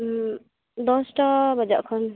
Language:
Santali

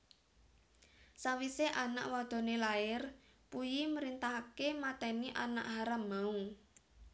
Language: Javanese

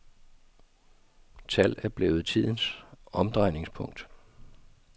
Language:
Danish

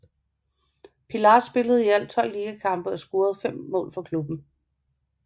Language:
Danish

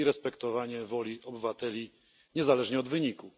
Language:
Polish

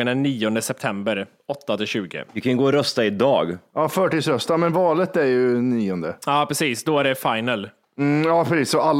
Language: Swedish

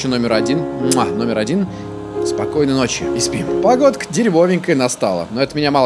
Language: Russian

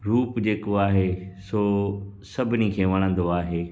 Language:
Sindhi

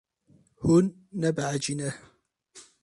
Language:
Kurdish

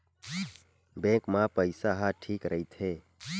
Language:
Chhattisgarhi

